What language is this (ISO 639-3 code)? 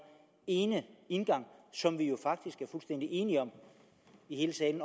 dan